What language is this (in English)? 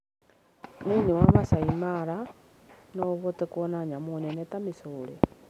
Kikuyu